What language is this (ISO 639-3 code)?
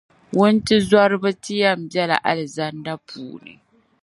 dag